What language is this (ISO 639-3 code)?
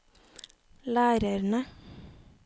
nor